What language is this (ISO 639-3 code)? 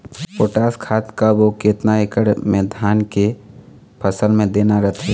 hne